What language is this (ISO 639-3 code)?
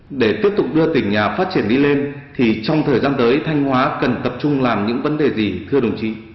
vie